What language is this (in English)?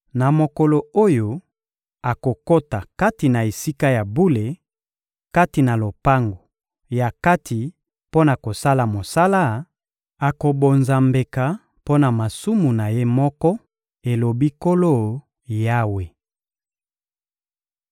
Lingala